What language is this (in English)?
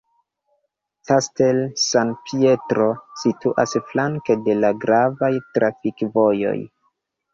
Esperanto